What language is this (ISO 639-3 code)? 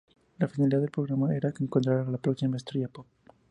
spa